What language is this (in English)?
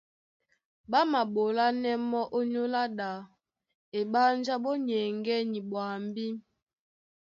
Duala